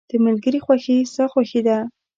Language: Pashto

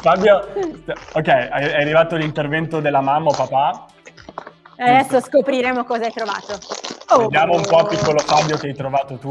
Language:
Italian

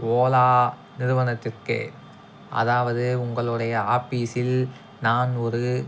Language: Tamil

